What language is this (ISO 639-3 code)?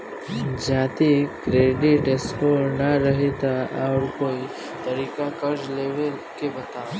bho